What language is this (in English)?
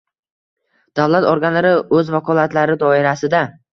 Uzbek